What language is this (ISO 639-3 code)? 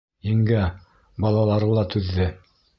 bak